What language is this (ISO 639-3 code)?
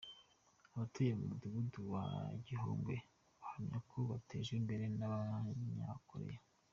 kin